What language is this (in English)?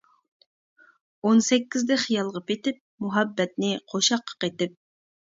Uyghur